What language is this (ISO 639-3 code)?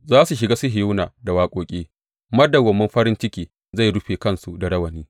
hau